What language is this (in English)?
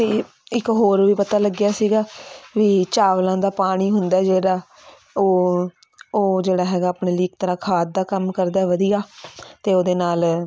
Punjabi